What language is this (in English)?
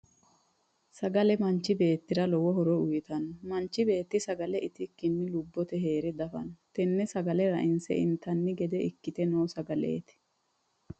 Sidamo